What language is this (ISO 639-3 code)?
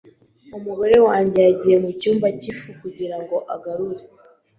kin